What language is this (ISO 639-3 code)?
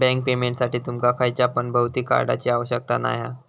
mar